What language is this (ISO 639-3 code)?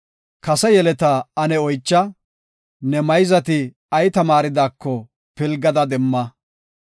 gof